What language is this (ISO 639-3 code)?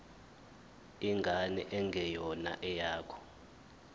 zul